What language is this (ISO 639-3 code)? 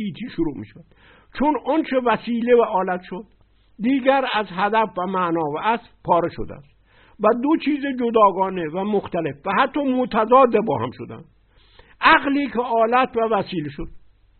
fas